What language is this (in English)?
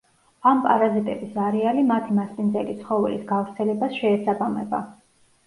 Georgian